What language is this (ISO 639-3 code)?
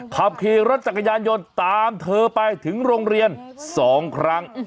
tha